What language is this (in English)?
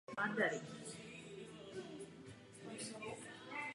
Czech